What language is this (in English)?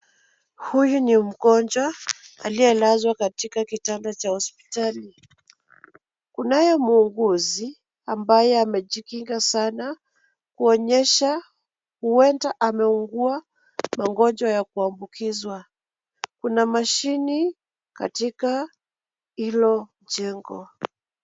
Swahili